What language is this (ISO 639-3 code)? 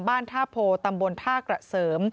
tha